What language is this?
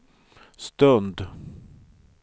Swedish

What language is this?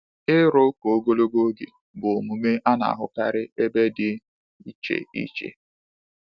Igbo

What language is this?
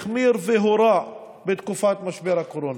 Hebrew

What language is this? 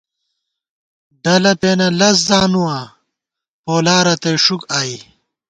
Gawar-Bati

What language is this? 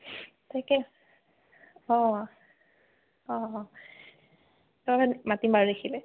Assamese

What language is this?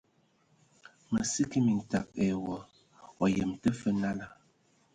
Ewondo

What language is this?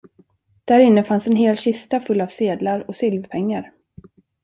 Swedish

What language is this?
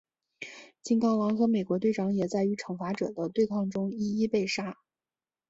Chinese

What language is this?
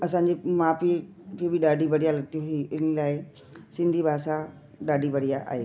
Sindhi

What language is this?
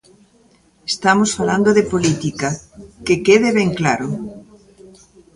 Galician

